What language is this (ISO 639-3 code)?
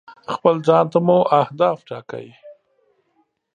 pus